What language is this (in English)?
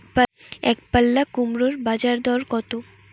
Bangla